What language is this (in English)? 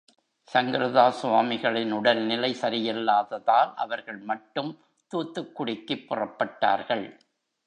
Tamil